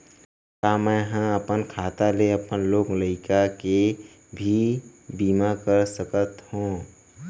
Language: Chhattisgarhi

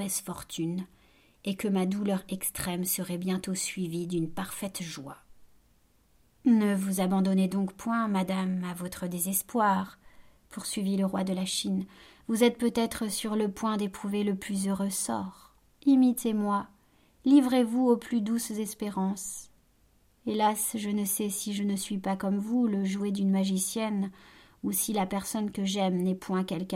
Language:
French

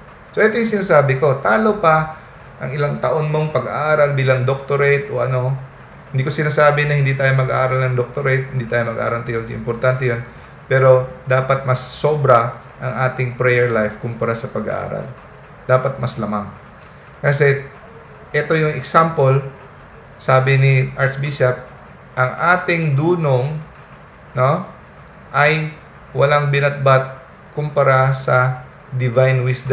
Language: Filipino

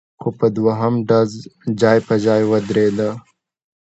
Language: Pashto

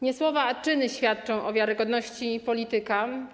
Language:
Polish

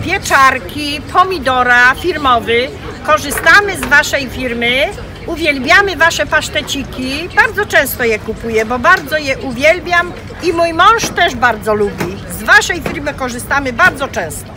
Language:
Polish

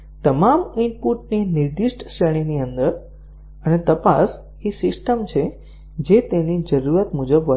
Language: Gujarati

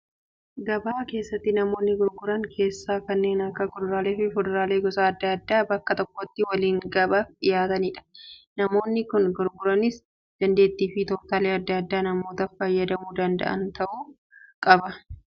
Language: Oromo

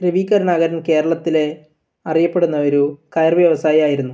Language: Malayalam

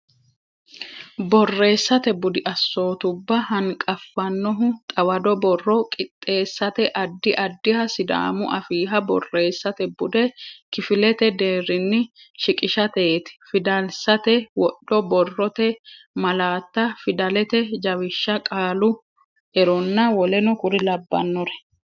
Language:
Sidamo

